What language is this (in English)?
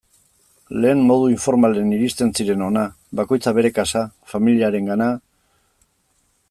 Basque